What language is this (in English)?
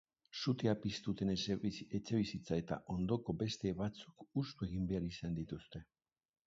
Basque